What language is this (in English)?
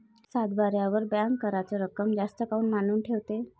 Marathi